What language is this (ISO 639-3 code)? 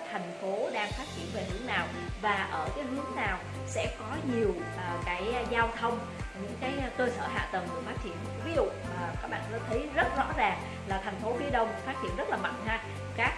vie